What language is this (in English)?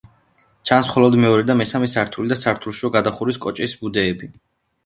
Georgian